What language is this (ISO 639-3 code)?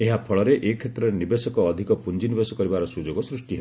ori